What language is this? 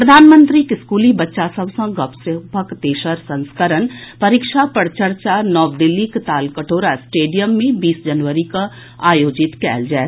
Maithili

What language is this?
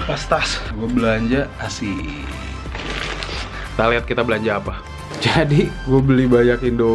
Indonesian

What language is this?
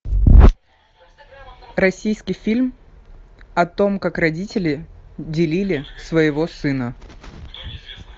Russian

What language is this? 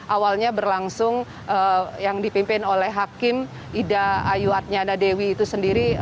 Indonesian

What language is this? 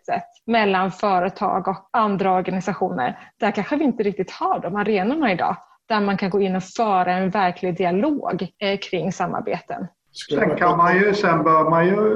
Swedish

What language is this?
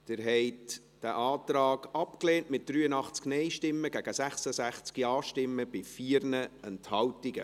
Swiss German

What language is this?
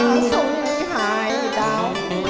Vietnamese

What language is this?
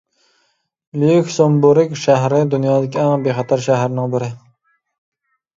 Uyghur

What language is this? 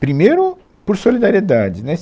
Portuguese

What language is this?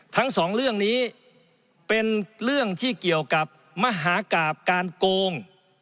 Thai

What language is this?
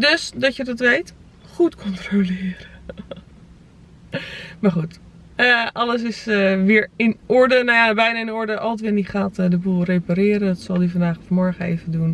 Dutch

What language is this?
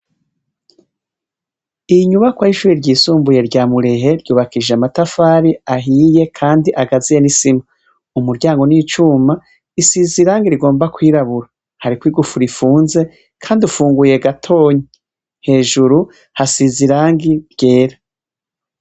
Rundi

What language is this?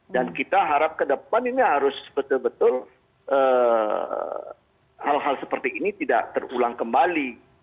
Indonesian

